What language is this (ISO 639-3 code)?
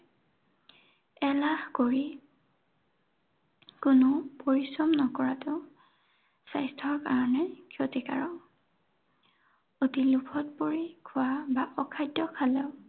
asm